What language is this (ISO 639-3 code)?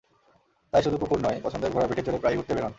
ben